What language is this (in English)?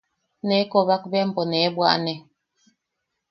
Yaqui